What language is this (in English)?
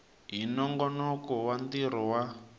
Tsonga